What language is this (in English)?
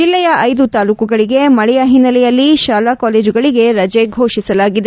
Kannada